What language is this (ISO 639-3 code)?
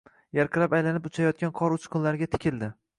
uzb